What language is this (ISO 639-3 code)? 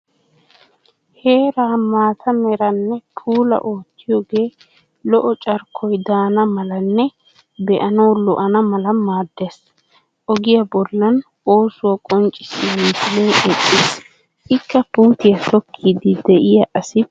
wal